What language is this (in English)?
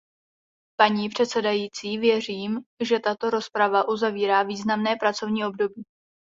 Czech